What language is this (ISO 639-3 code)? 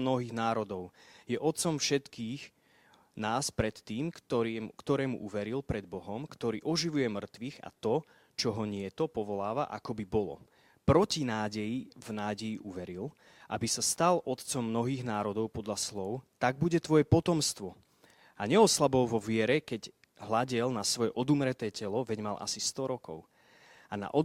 slk